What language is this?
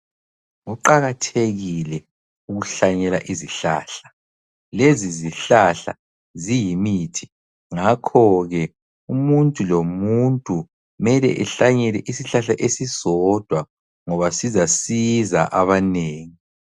North Ndebele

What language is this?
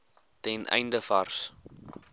Afrikaans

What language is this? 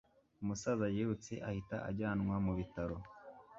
Kinyarwanda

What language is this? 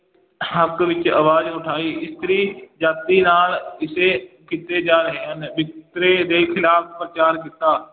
Punjabi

